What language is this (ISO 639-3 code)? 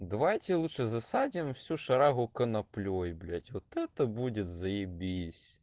rus